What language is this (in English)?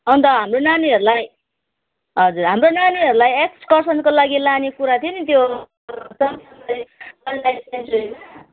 Nepali